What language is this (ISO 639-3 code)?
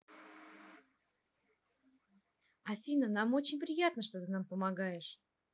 rus